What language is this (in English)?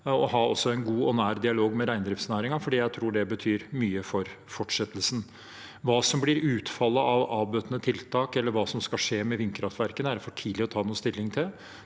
Norwegian